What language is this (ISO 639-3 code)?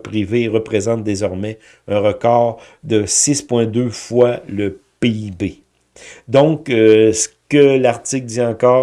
fra